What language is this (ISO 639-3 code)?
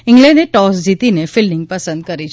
guj